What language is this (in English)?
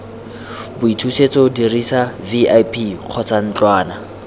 Tswana